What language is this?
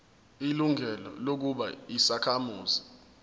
Zulu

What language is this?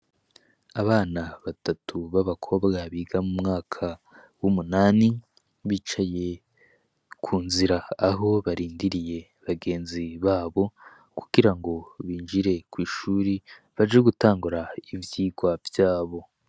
Rundi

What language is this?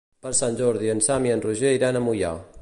Catalan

